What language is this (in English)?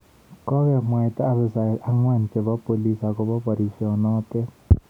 Kalenjin